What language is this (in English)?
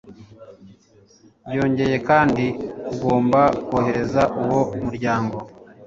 Kinyarwanda